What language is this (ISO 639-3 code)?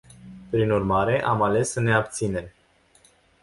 ron